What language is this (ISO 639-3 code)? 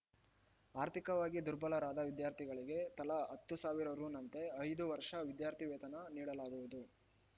kan